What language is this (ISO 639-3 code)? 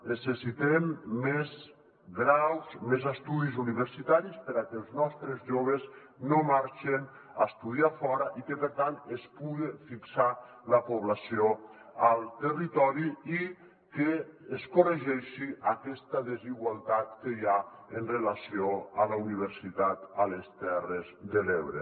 cat